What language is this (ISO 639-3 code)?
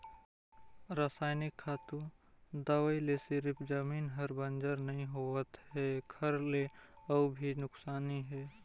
hne